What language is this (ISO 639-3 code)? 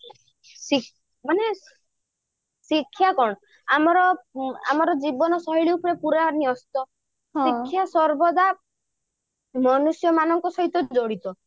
ori